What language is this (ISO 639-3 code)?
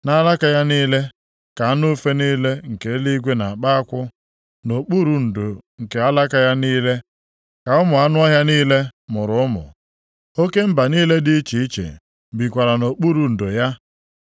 ibo